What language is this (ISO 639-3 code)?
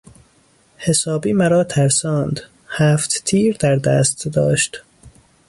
fas